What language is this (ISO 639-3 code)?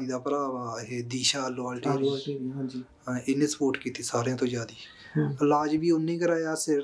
pan